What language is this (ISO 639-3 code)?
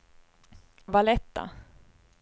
swe